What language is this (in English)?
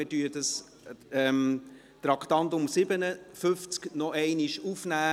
Swiss German